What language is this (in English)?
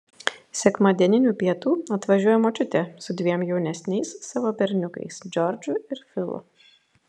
Lithuanian